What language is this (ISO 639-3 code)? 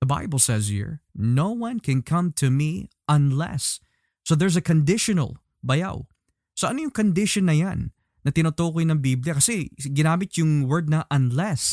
fil